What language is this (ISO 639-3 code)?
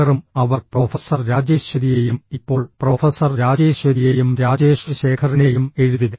mal